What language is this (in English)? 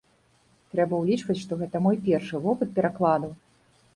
Belarusian